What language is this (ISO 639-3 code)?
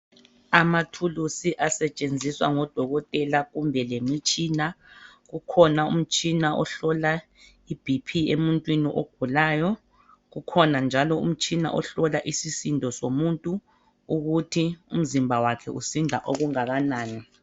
nde